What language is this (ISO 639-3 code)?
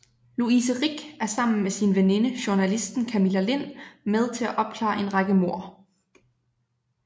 dan